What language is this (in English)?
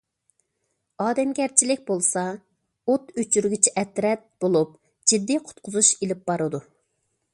Uyghur